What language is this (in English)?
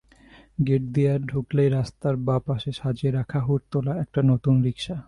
Bangla